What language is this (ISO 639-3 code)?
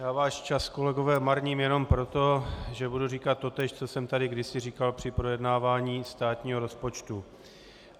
ces